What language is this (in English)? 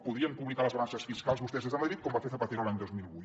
Catalan